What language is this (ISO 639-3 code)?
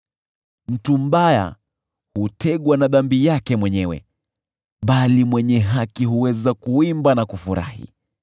swa